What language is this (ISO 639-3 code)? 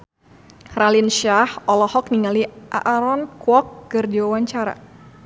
sun